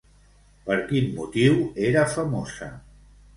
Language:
Catalan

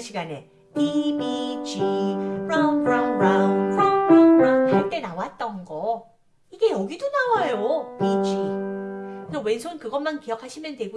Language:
Korean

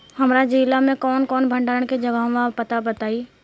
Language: Bhojpuri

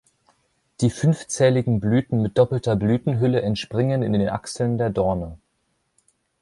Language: German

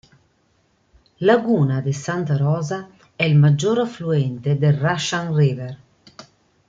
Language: Italian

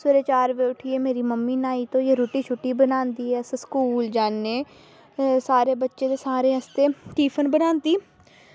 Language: Dogri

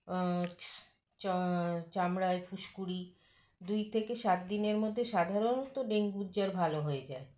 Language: Bangla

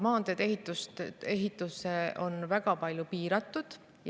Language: Estonian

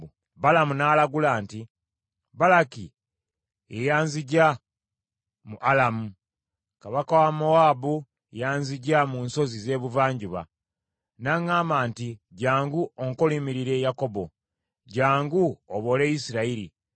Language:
Ganda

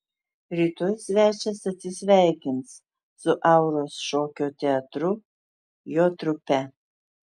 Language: Lithuanian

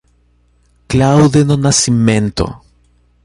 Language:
Portuguese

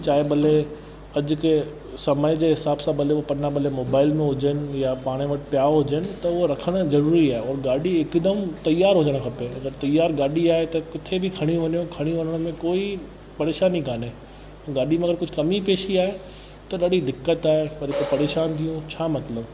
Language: Sindhi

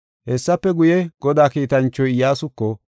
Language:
Gofa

